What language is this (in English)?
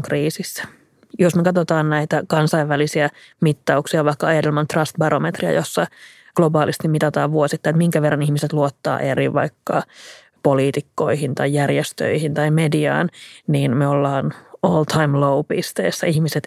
Finnish